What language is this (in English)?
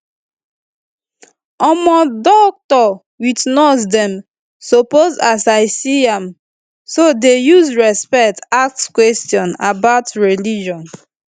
Nigerian Pidgin